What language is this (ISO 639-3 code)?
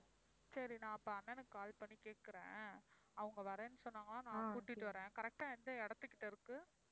tam